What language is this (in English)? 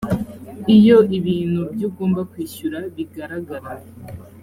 Kinyarwanda